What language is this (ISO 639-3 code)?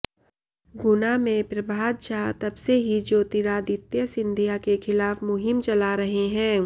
hin